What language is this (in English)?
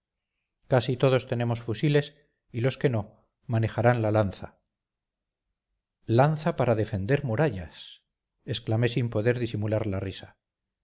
Spanish